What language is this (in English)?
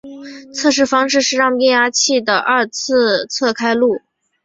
Chinese